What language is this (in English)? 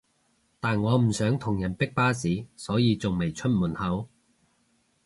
Cantonese